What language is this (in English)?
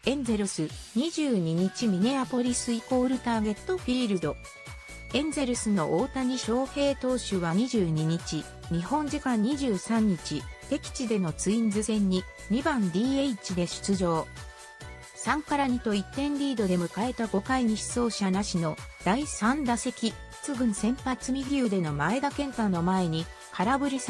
Japanese